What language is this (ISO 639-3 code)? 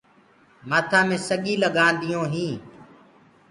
ggg